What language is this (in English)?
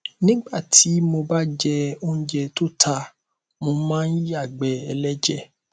Yoruba